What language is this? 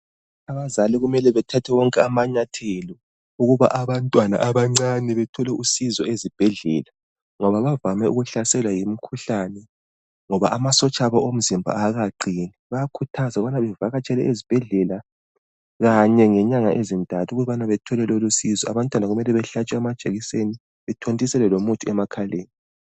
North Ndebele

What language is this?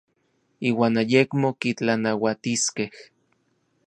Orizaba Nahuatl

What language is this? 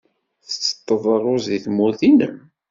Kabyle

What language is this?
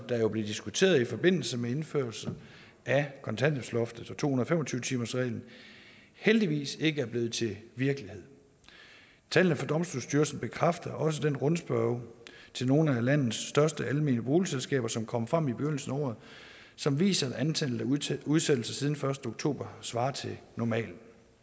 Danish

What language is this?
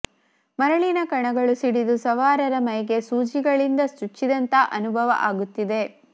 Kannada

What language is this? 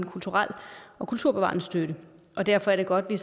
Danish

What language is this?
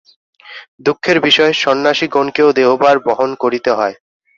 Bangla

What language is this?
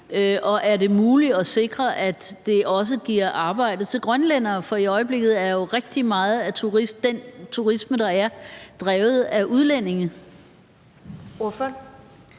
Danish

